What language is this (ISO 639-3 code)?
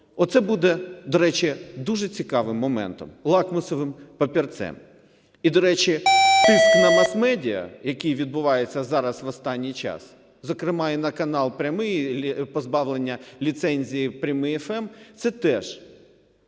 ukr